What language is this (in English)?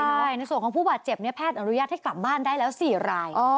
Thai